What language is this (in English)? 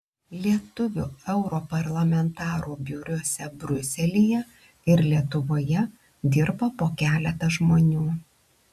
Lithuanian